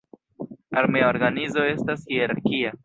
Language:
Esperanto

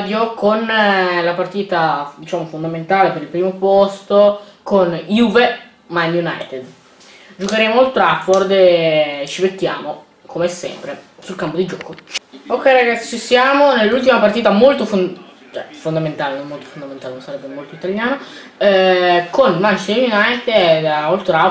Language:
Italian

